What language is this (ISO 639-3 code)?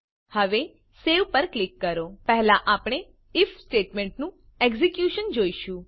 guj